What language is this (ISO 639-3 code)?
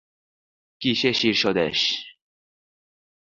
ben